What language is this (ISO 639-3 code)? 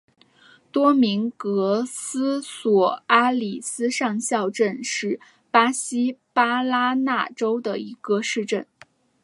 zho